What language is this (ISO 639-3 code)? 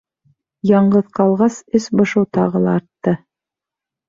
bak